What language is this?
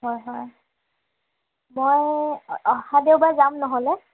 Assamese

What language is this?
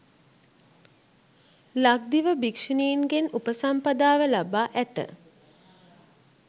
Sinhala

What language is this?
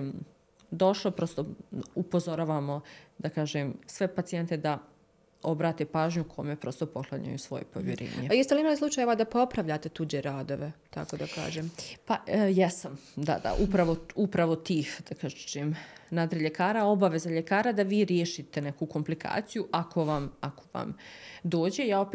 Croatian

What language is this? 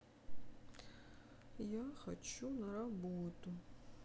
Russian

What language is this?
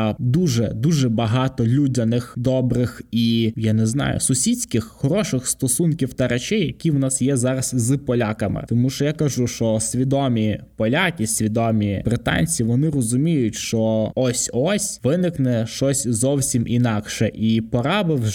Ukrainian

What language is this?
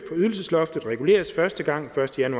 Danish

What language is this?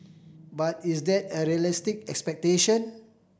English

